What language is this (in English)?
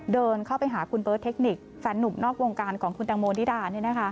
Thai